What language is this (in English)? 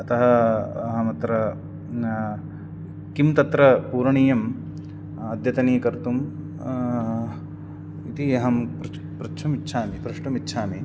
Sanskrit